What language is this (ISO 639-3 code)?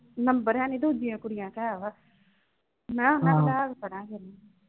pan